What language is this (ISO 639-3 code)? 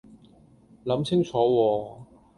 yue